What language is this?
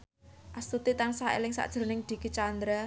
Javanese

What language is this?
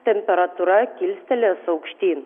Lithuanian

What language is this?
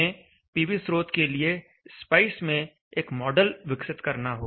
Hindi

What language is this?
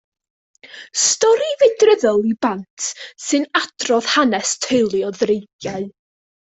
Welsh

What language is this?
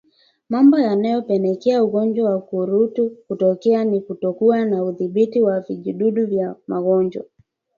Swahili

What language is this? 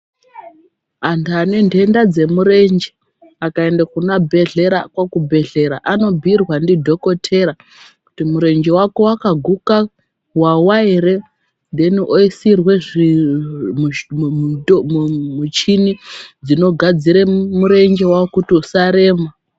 Ndau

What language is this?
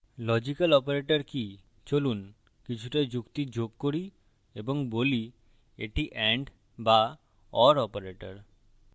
Bangla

